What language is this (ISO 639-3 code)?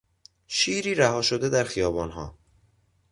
fas